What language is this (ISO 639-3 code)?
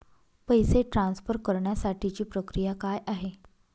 mar